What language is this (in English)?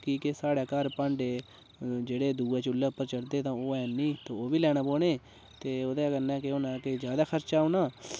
Dogri